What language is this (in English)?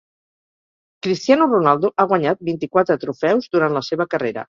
Catalan